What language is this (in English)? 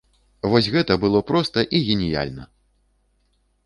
Belarusian